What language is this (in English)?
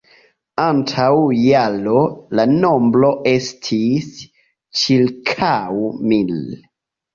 Esperanto